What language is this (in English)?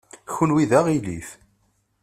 Kabyle